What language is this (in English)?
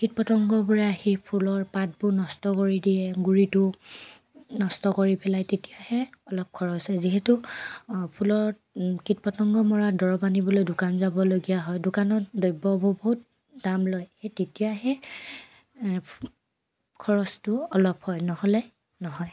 Assamese